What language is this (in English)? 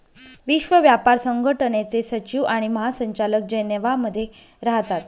Marathi